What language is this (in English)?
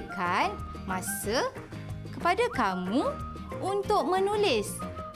Malay